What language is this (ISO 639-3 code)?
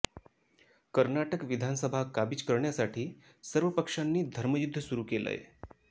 mar